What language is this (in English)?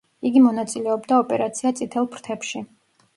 Georgian